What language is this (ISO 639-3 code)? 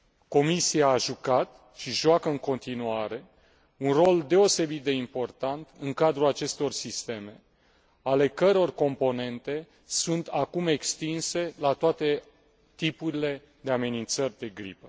ron